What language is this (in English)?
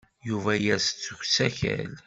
Kabyle